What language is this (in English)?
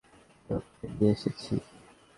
Bangla